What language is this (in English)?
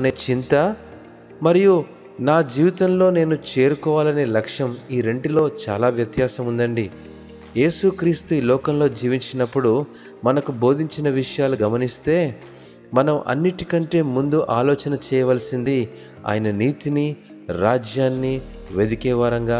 Telugu